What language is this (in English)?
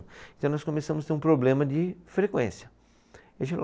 Portuguese